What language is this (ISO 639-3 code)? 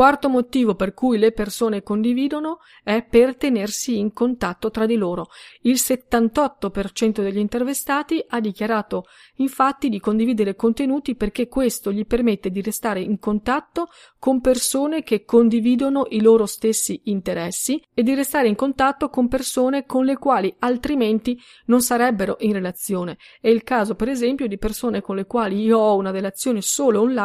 ita